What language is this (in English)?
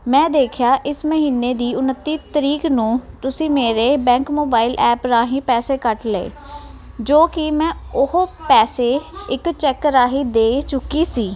Punjabi